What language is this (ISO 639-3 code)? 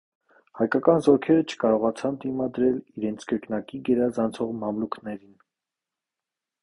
hye